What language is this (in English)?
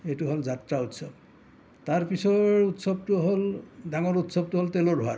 Assamese